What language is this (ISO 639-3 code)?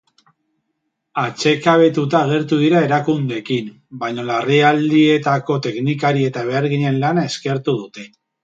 eus